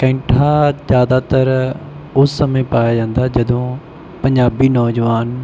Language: Punjabi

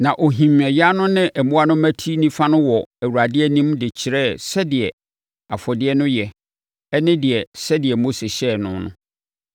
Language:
Akan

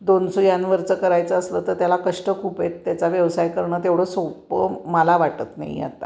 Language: Marathi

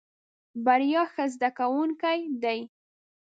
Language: Pashto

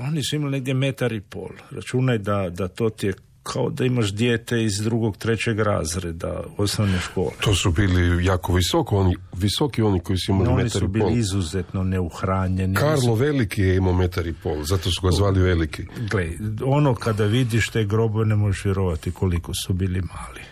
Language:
Croatian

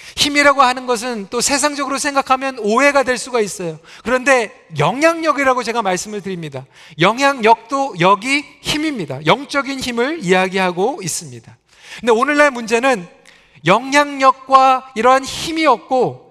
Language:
Korean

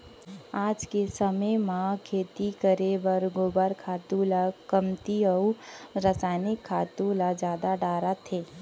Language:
Chhattisgarhi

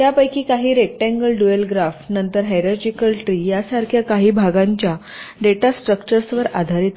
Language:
Marathi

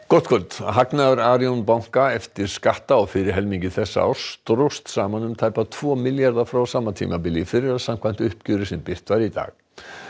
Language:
Icelandic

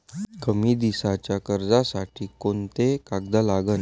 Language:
Marathi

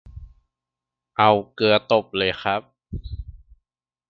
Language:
Thai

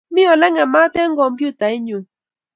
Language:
Kalenjin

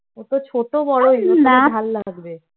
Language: Bangla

